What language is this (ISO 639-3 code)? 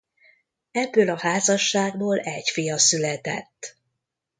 hun